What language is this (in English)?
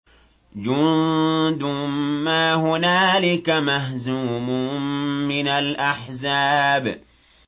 Arabic